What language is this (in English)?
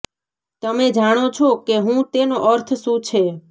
Gujarati